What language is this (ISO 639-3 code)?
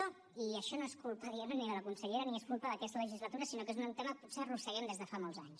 cat